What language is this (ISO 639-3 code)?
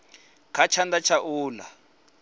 ven